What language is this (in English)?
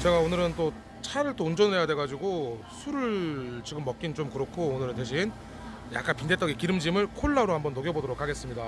Korean